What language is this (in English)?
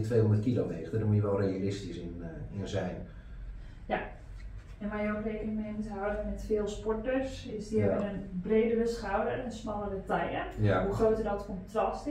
Dutch